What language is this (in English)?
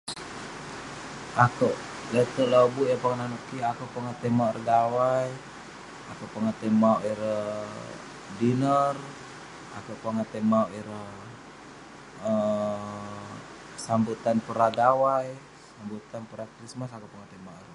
Western Penan